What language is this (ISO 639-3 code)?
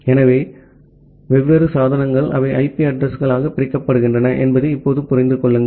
tam